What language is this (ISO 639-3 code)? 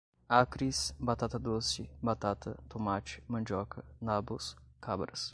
por